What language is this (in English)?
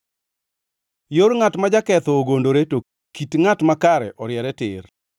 Luo (Kenya and Tanzania)